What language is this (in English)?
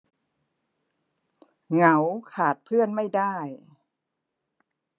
Thai